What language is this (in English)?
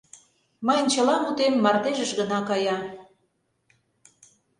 Mari